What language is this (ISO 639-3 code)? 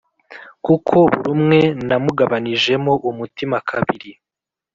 kin